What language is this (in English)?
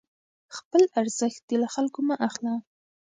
Pashto